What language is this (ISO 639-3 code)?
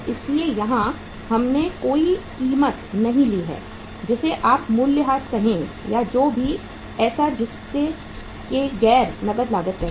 hin